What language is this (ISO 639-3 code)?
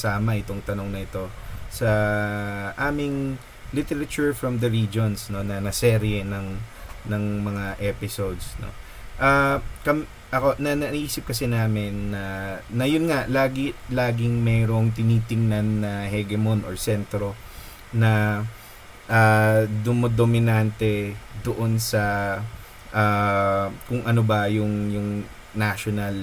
fil